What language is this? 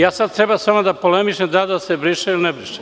Serbian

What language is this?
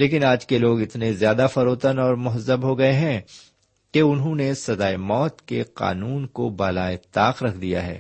Urdu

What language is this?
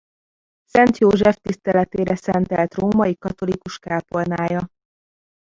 Hungarian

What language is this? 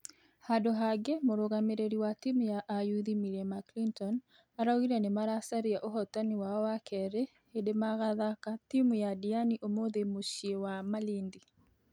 Kikuyu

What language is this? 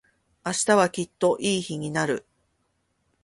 Japanese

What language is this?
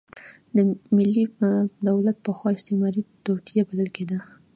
Pashto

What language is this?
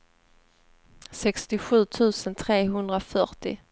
Swedish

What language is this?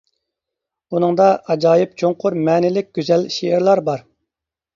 Uyghur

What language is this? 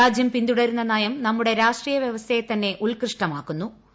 Malayalam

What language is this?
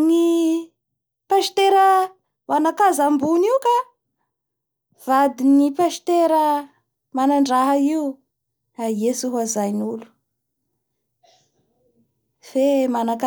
Bara Malagasy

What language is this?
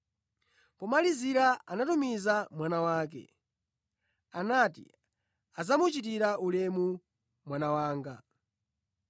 Nyanja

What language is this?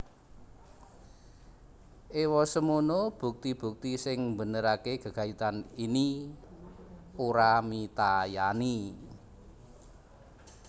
Javanese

